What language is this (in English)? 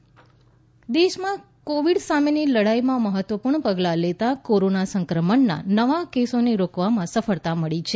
Gujarati